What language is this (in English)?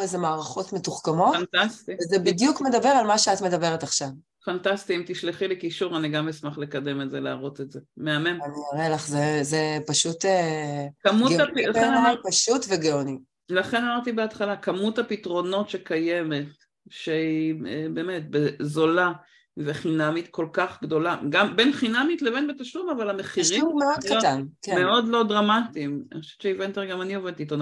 Hebrew